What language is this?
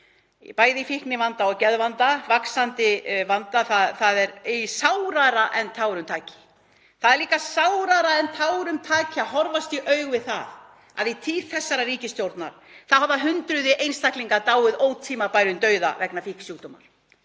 Icelandic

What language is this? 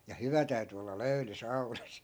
Finnish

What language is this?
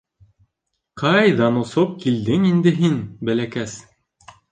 Bashkir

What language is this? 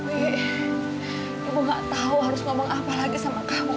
Indonesian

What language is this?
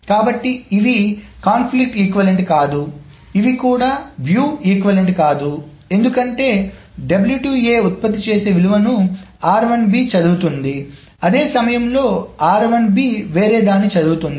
Telugu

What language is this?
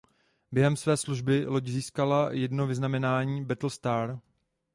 Czech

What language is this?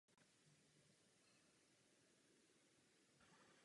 Czech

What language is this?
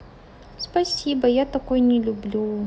Russian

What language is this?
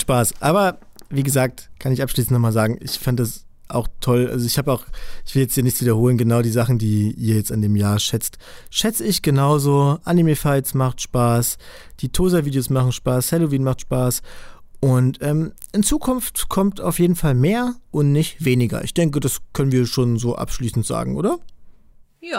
German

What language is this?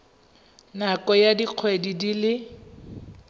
Tswana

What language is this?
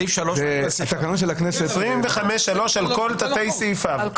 Hebrew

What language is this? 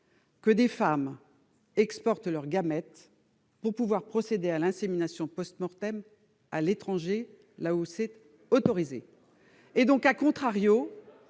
French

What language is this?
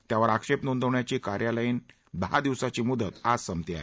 Marathi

